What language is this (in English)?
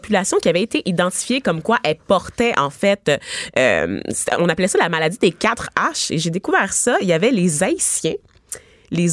French